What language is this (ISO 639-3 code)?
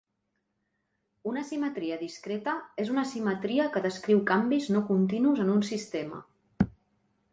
cat